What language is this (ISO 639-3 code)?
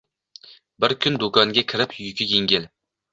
uzb